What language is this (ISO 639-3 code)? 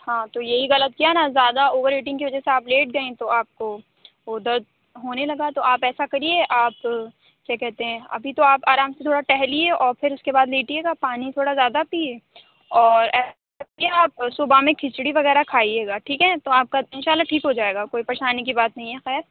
urd